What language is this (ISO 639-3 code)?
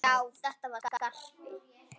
isl